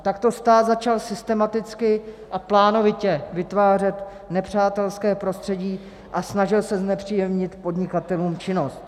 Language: Czech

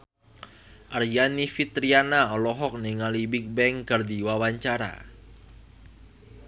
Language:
Sundanese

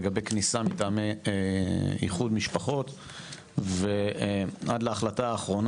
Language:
Hebrew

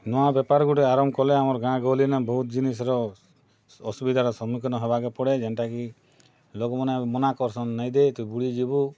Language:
Odia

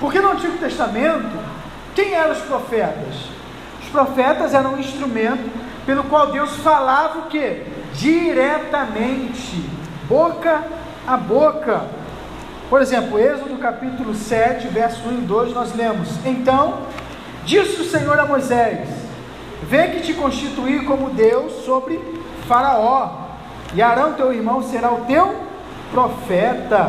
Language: Portuguese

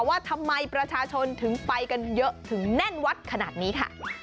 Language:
Thai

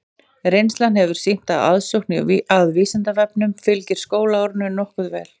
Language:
Icelandic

